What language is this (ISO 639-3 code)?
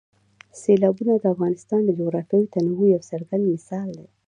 pus